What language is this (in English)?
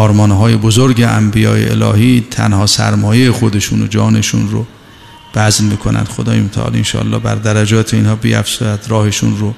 Persian